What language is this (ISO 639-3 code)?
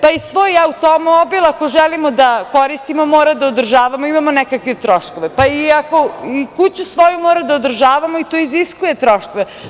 srp